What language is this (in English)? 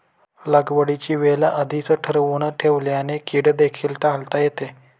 Marathi